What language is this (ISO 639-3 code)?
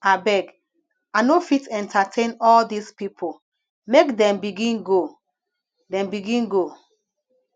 pcm